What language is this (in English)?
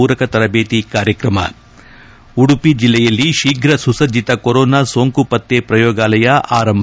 Kannada